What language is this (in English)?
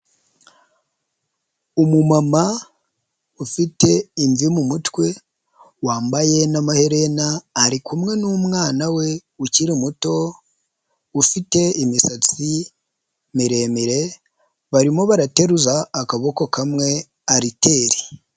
Kinyarwanda